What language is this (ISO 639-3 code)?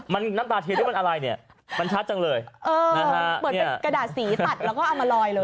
tha